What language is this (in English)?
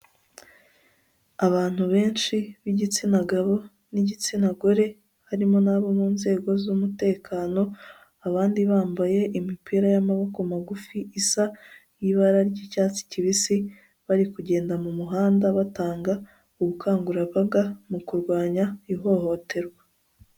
Kinyarwanda